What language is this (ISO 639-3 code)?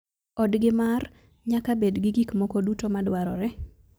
luo